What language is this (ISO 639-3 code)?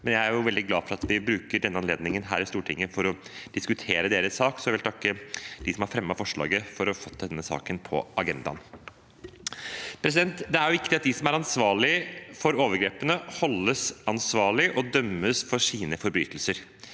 nor